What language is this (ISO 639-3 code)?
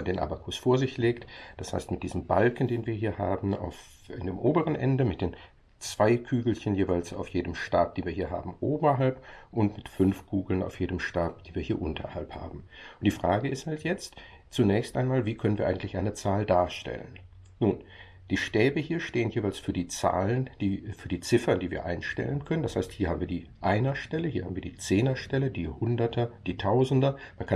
deu